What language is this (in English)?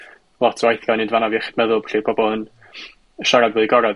Welsh